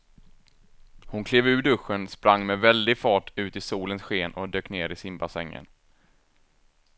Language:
Swedish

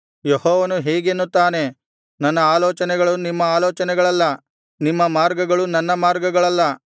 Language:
Kannada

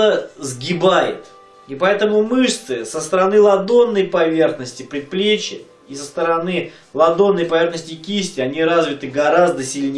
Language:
Russian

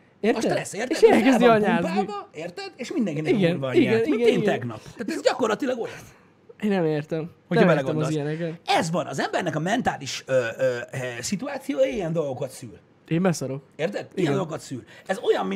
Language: Hungarian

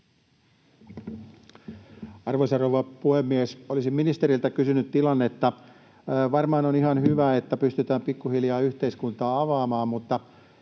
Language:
Finnish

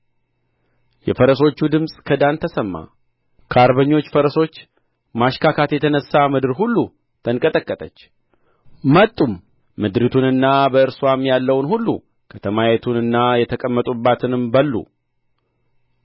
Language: Amharic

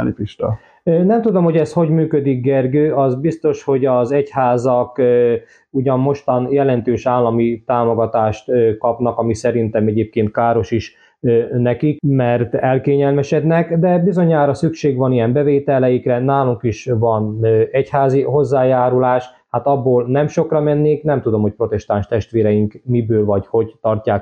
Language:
Hungarian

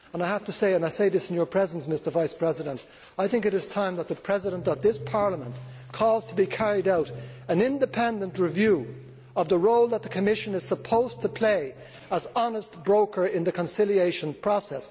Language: English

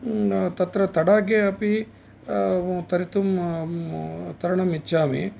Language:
Sanskrit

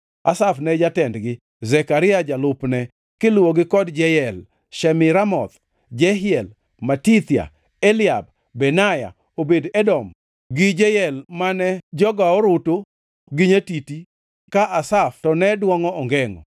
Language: Luo (Kenya and Tanzania)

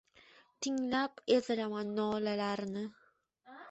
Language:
Uzbek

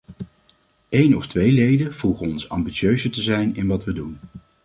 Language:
Dutch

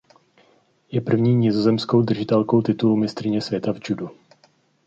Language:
Czech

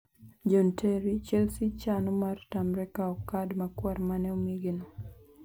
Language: Luo (Kenya and Tanzania)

